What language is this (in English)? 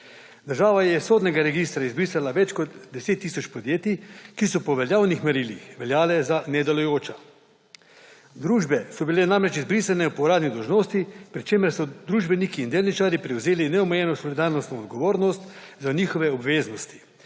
Slovenian